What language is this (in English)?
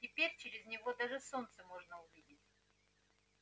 Russian